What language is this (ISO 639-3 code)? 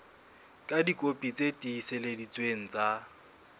sot